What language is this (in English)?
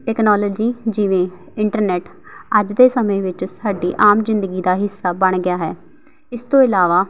Punjabi